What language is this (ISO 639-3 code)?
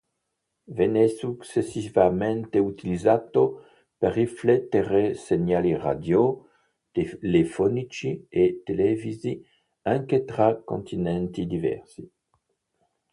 ita